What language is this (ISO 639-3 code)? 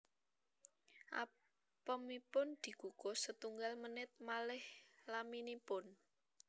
jav